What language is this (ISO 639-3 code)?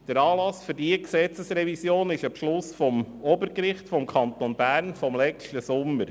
gsw